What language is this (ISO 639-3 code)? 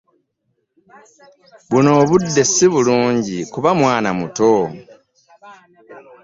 lug